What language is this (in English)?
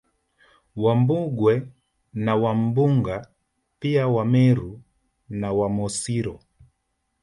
Swahili